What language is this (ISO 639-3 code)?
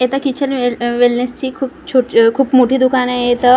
mar